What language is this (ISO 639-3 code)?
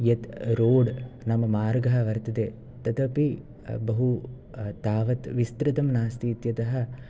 san